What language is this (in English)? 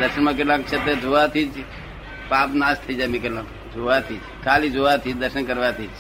Gujarati